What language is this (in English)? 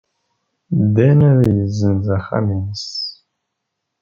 Kabyle